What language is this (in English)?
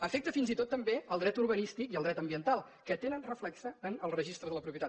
Catalan